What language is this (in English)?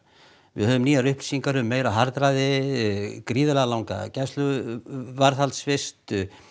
Icelandic